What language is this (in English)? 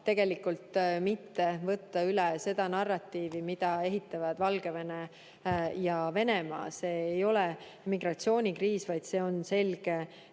Estonian